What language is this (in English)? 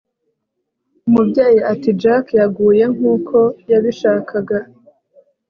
Kinyarwanda